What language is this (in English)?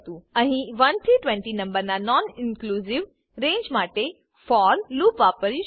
Gujarati